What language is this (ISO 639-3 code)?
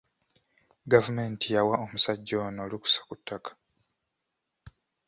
lug